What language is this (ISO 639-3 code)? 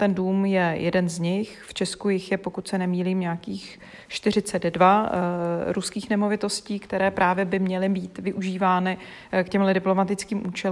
ces